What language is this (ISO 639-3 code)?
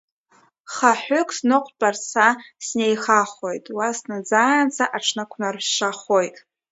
abk